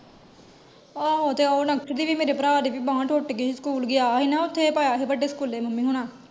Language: Punjabi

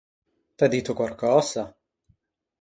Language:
Ligurian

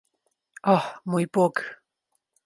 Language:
Slovenian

